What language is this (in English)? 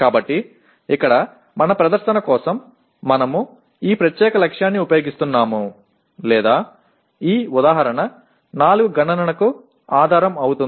Telugu